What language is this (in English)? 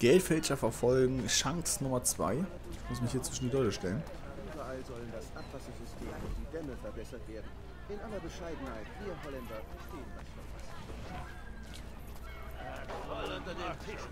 German